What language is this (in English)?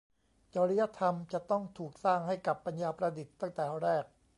Thai